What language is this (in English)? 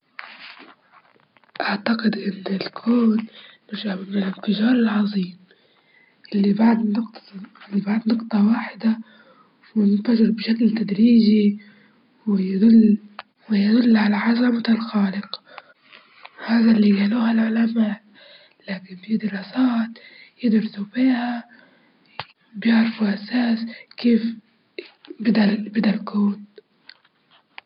Libyan Arabic